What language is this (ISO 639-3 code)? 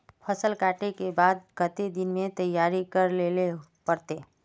mag